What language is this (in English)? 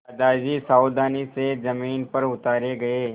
Hindi